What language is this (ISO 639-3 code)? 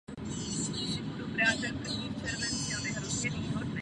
ces